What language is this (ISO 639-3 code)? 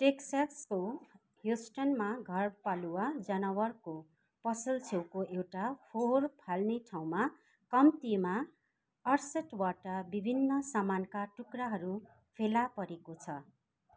nep